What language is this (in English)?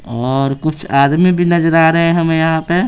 Hindi